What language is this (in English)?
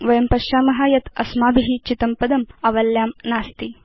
Sanskrit